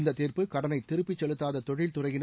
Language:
Tamil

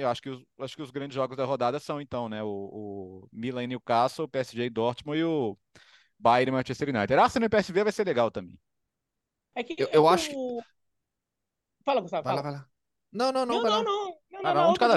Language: Portuguese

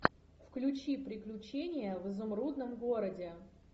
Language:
Russian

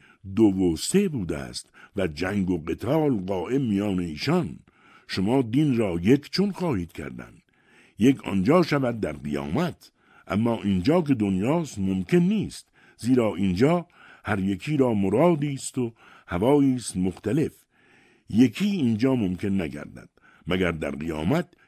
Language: Persian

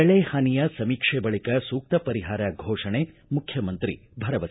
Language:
Kannada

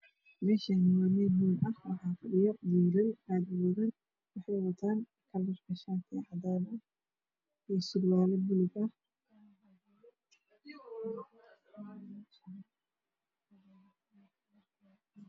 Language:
Somali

